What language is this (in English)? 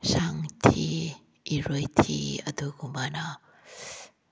Manipuri